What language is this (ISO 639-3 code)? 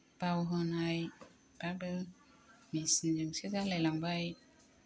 brx